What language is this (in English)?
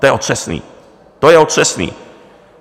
Czech